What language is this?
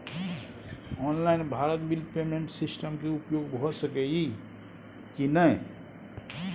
Maithili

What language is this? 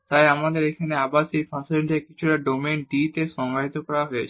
Bangla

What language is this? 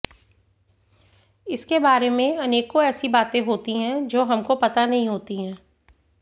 Hindi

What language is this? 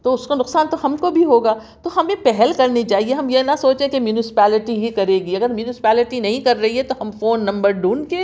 Urdu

